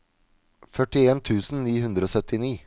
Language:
Norwegian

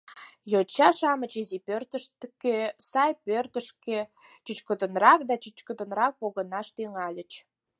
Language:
Mari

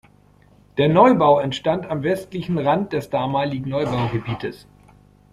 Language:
German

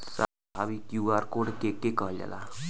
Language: Bhojpuri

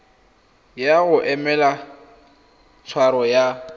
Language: Tswana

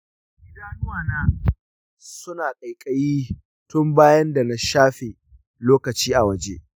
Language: Hausa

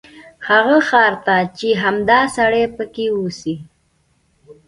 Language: Pashto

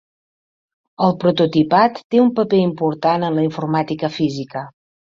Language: Catalan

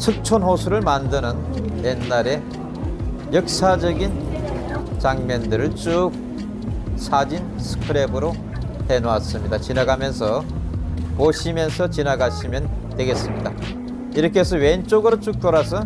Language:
Korean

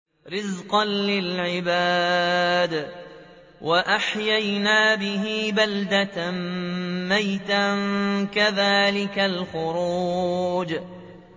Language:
Arabic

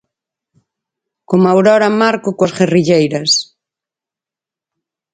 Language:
Galician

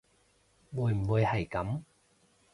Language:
Cantonese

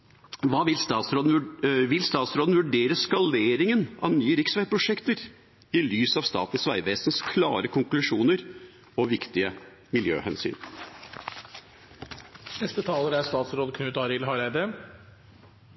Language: Norwegian Bokmål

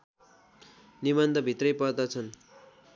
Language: Nepali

